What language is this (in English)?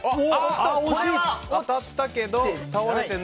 Japanese